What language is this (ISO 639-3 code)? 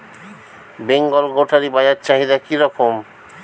ben